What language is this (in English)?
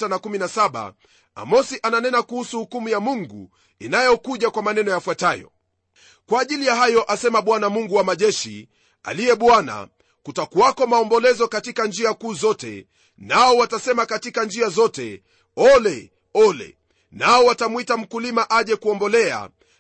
Swahili